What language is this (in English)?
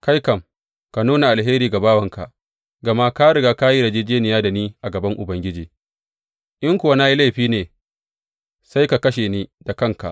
Hausa